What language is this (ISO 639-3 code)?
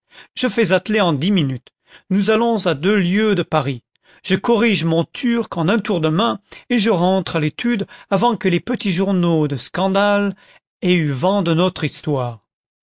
fra